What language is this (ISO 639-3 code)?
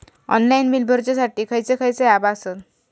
mar